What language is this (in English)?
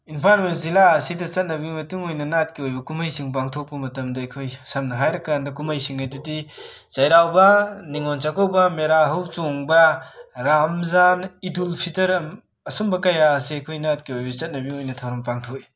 Manipuri